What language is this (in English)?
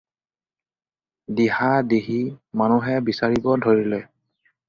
Assamese